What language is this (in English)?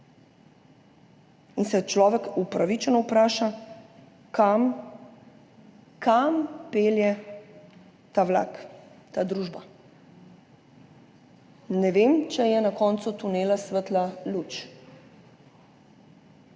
Slovenian